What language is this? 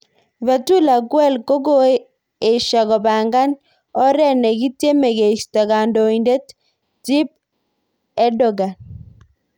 Kalenjin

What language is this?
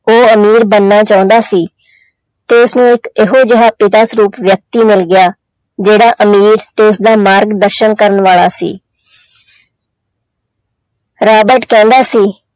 Punjabi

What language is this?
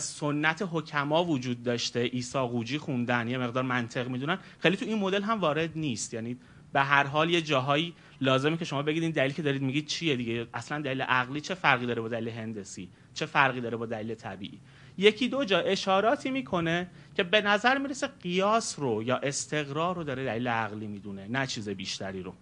Persian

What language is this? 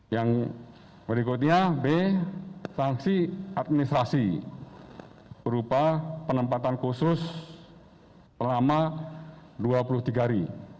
Indonesian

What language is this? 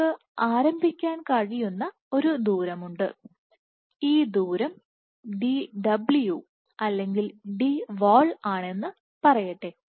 Malayalam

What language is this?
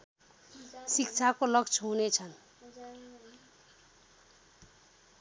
Nepali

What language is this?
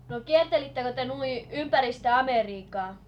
Finnish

